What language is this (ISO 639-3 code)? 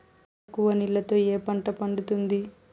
tel